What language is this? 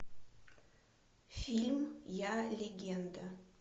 Russian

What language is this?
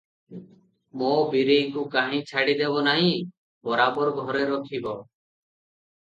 Odia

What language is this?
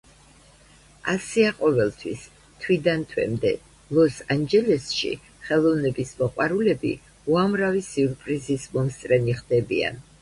Georgian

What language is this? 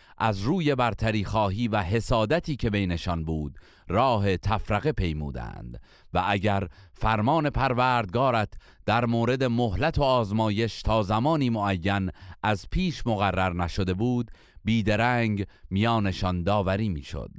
Persian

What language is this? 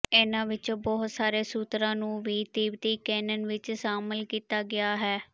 Punjabi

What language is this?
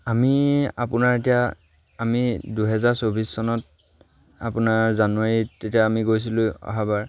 Assamese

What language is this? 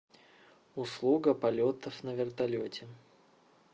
Russian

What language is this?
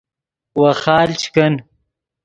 Yidgha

